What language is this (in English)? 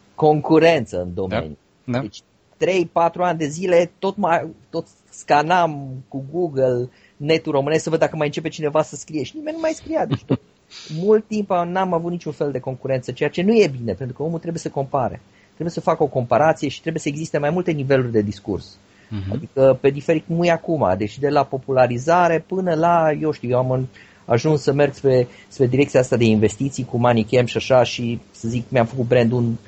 Romanian